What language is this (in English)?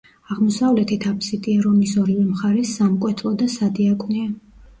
Georgian